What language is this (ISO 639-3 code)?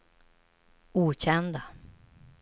swe